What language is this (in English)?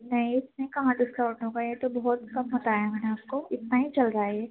Urdu